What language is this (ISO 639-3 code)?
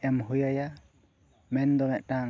sat